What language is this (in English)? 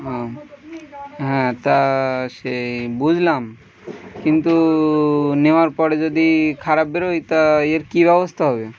Bangla